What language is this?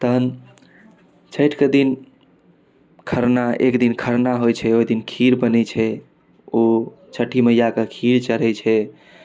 Maithili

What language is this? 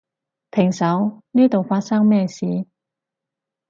Cantonese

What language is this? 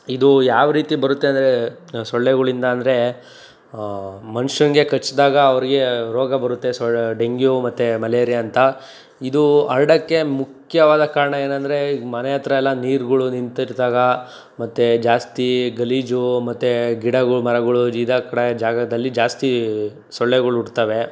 Kannada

